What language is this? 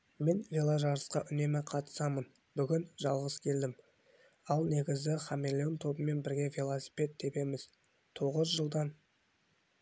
Kazakh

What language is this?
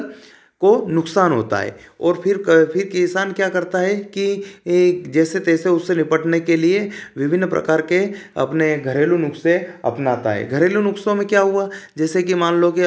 Hindi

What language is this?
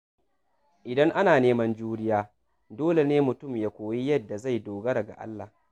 Hausa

